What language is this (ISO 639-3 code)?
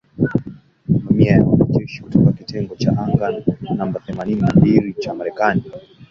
swa